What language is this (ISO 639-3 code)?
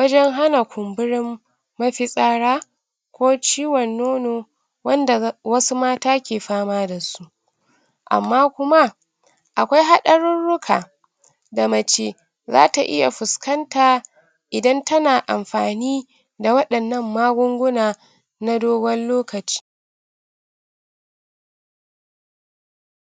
hau